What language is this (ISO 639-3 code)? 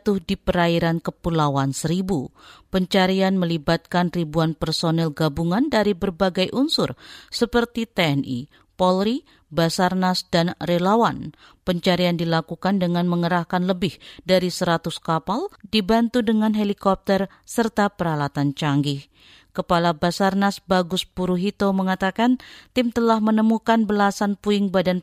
ind